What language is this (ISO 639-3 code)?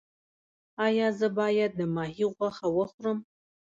pus